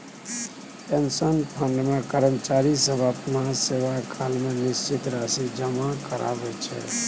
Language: Maithili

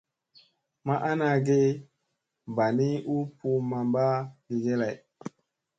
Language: Musey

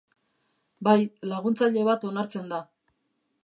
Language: Basque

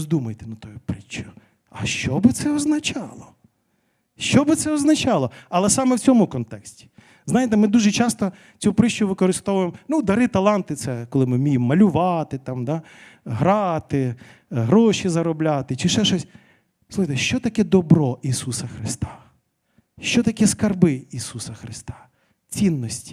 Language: Ukrainian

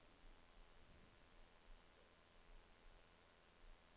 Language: Norwegian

